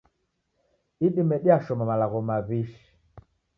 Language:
Taita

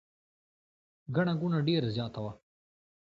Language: Pashto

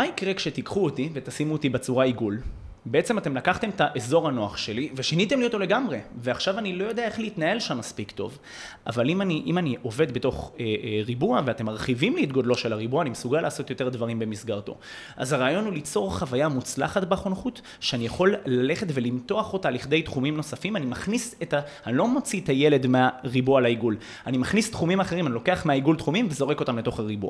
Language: Hebrew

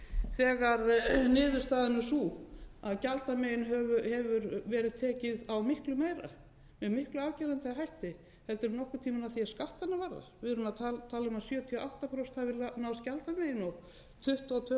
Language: Icelandic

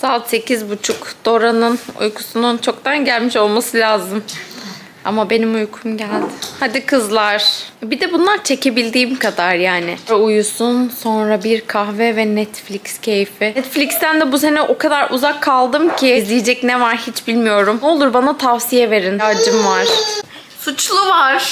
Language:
Turkish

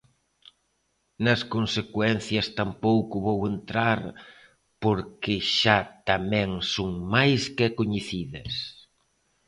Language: Galician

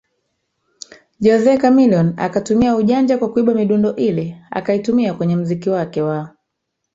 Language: Swahili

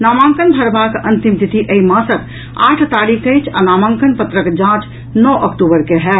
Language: Maithili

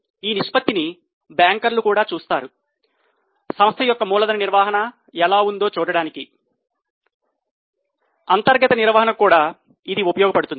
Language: Telugu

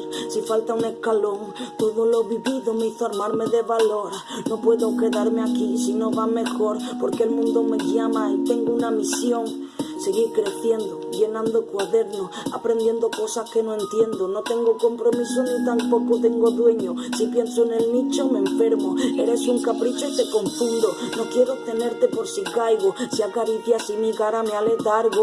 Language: Spanish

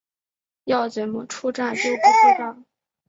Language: Chinese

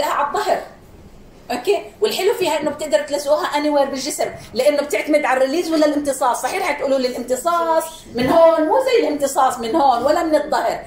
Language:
Arabic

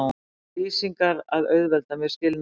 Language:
Icelandic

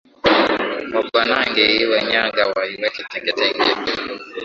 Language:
Swahili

